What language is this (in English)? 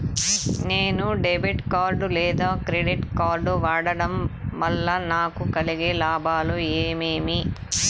Telugu